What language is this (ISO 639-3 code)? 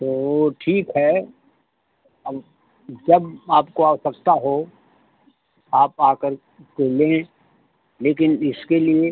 hin